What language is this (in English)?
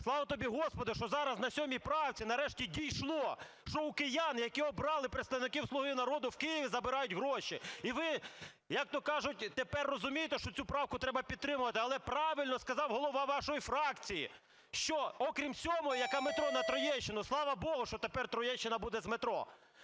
Ukrainian